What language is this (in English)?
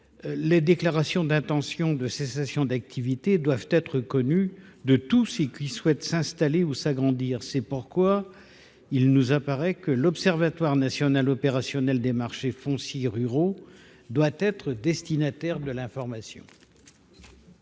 French